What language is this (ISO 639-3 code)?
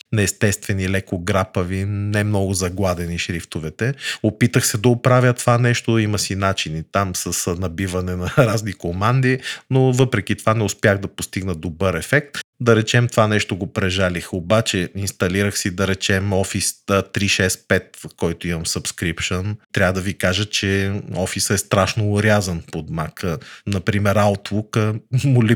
bul